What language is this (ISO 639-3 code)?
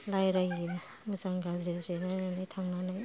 brx